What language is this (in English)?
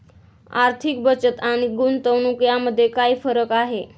Marathi